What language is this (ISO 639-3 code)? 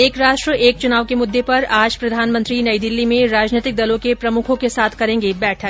hin